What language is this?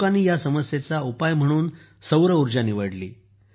Marathi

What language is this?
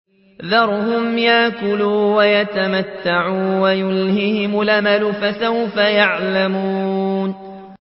Arabic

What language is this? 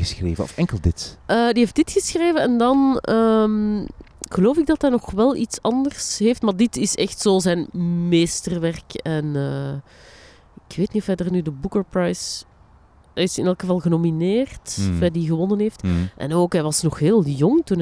Dutch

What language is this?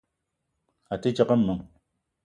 Eton (Cameroon)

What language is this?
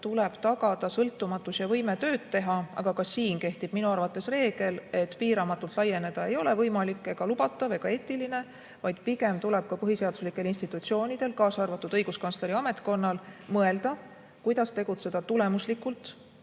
Estonian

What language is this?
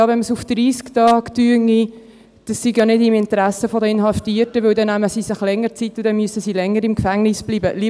Swiss German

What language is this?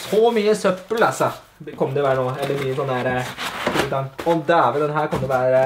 Norwegian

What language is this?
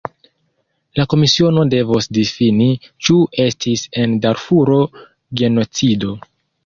Esperanto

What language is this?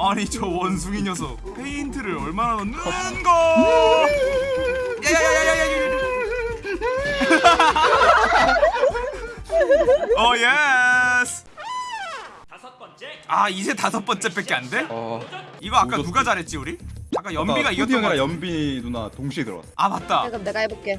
Korean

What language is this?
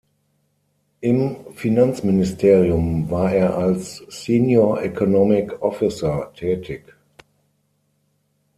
German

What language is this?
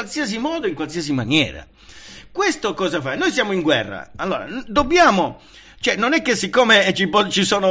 Italian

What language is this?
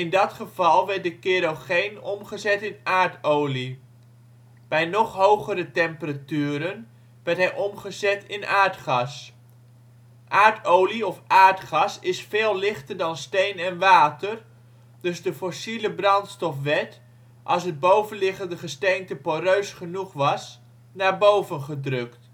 Dutch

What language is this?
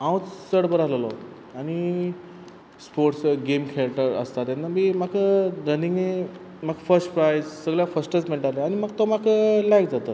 Konkani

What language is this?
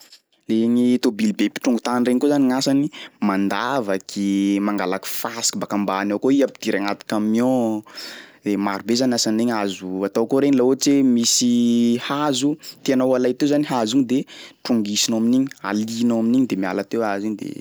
Sakalava Malagasy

